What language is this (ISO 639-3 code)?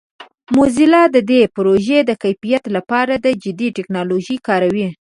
pus